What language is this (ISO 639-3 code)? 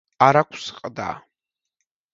kat